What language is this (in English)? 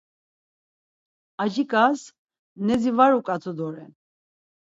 Laz